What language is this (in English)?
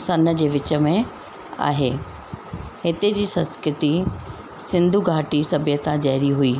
Sindhi